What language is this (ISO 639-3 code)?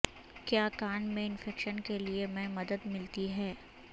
urd